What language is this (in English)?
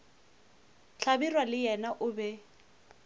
Northern Sotho